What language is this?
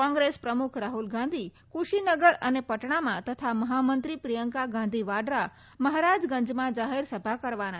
Gujarati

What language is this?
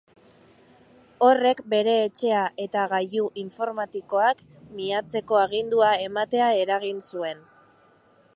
Basque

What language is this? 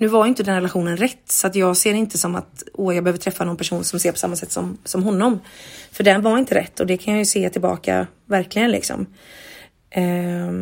Swedish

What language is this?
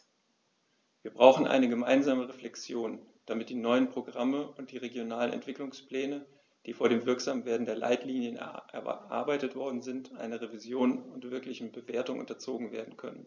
German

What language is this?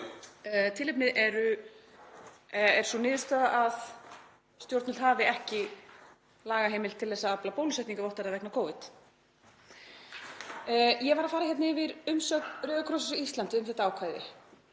Icelandic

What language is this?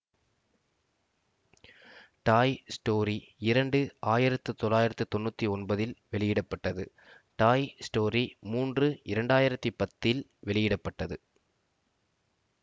Tamil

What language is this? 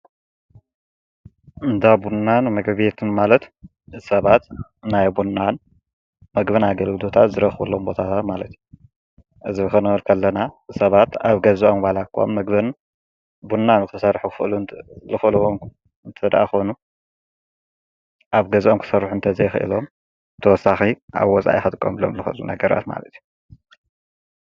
Tigrinya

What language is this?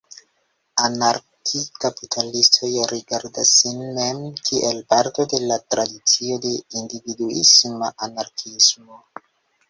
Esperanto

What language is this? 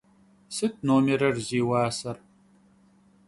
Kabardian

